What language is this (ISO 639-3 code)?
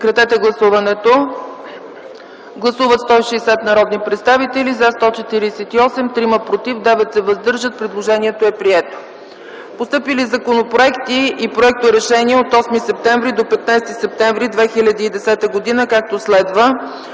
bul